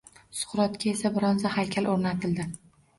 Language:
Uzbek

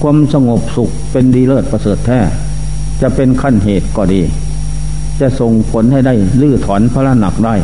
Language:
Thai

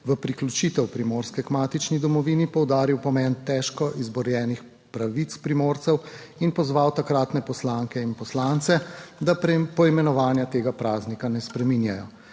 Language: Slovenian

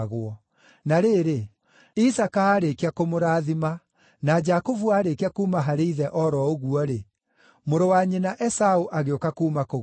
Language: Kikuyu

